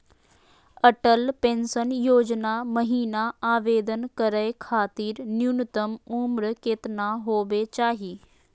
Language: Magahi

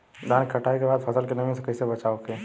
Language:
Bhojpuri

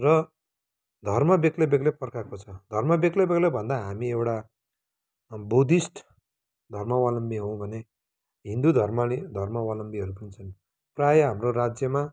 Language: Nepali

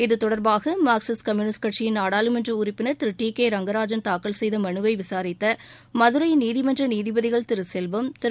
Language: Tamil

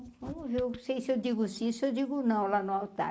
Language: Portuguese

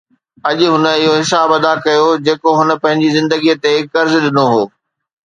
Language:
Sindhi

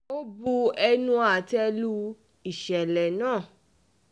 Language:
Yoruba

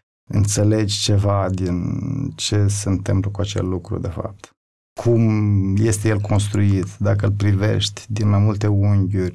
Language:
Romanian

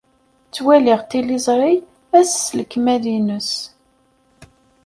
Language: Kabyle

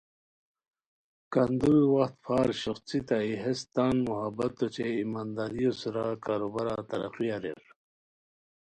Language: Khowar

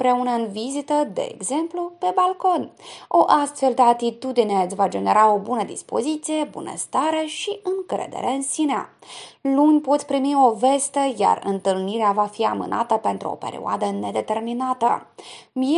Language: Romanian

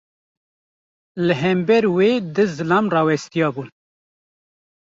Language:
Kurdish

